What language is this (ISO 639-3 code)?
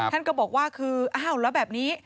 tha